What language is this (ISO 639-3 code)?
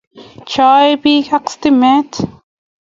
kln